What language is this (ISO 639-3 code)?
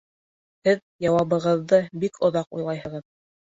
bak